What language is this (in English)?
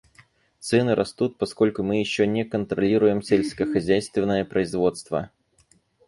Russian